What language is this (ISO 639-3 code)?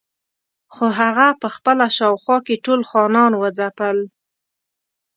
pus